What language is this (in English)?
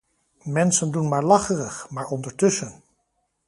Dutch